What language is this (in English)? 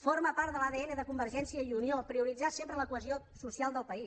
Catalan